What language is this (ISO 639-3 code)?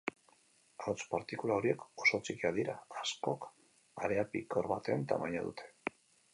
eus